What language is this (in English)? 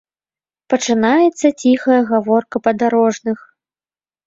Belarusian